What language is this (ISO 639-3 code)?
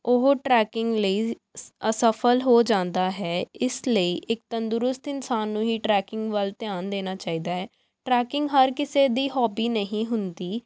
pan